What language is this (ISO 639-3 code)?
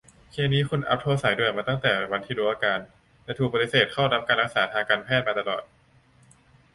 tha